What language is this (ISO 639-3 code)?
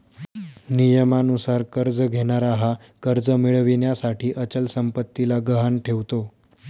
mar